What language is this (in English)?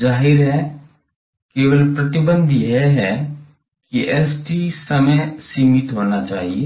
Hindi